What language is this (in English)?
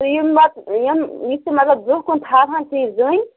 Kashmiri